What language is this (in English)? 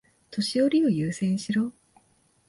Japanese